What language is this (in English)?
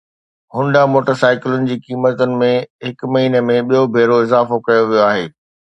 Sindhi